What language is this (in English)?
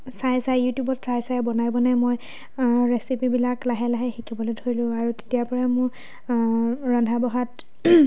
Assamese